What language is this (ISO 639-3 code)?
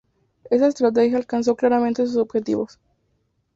spa